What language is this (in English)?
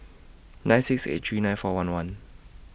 English